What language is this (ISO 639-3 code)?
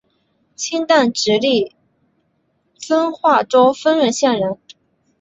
zho